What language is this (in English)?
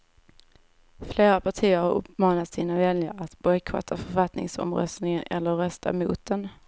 Swedish